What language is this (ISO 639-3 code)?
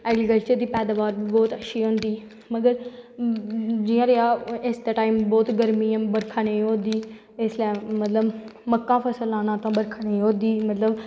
doi